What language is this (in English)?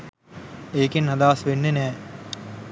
Sinhala